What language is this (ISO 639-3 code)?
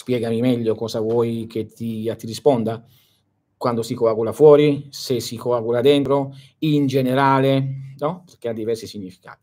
ita